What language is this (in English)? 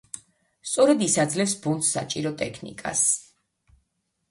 Georgian